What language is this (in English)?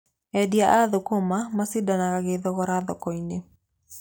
Kikuyu